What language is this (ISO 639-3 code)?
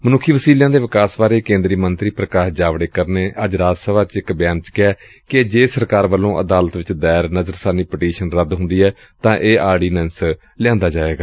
pan